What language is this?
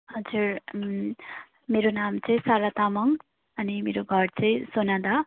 Nepali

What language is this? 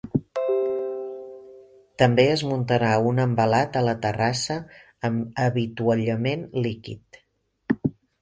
Catalan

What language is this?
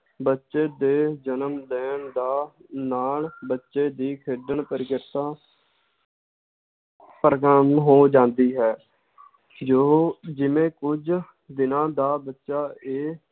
Punjabi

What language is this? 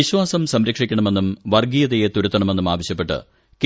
Malayalam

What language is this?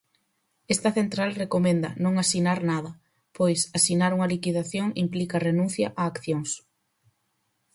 Galician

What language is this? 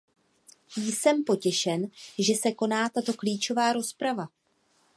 Czech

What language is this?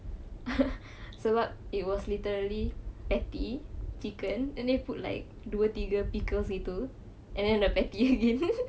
English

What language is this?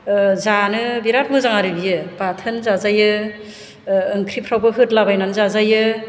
Bodo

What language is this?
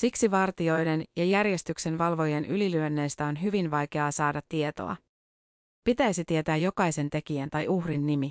Finnish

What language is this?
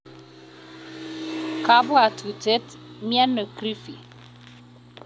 Kalenjin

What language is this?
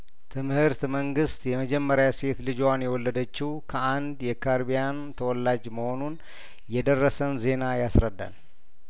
Amharic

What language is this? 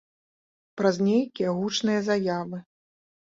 Belarusian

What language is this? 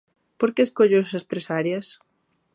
Galician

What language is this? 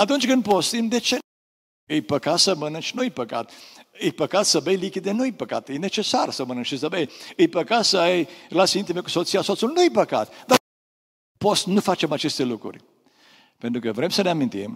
Romanian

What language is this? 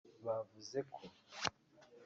Kinyarwanda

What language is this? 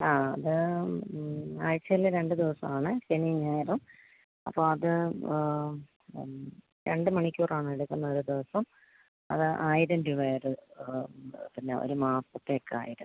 Malayalam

